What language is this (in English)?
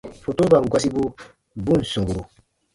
Baatonum